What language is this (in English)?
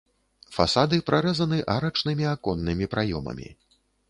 Belarusian